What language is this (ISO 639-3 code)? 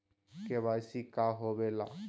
mag